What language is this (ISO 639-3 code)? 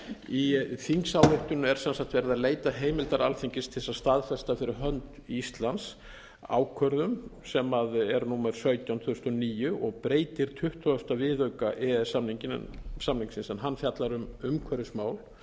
isl